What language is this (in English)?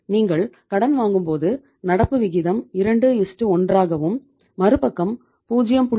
Tamil